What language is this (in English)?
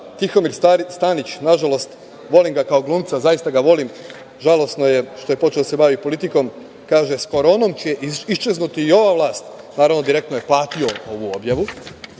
Serbian